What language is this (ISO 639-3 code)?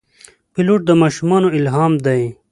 pus